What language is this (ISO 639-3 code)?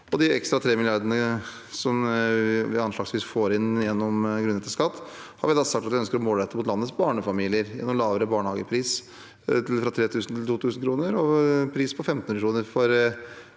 nor